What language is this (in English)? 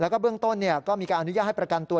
Thai